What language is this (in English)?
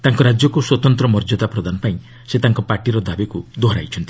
Odia